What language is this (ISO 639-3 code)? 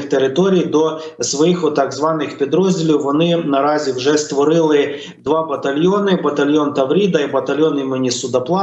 ukr